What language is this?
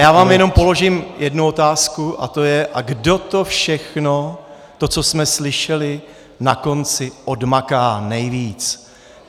Czech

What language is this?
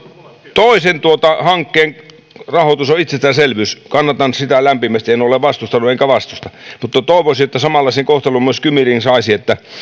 Finnish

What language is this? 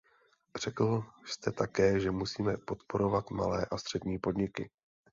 Czech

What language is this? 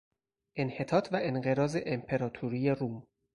Persian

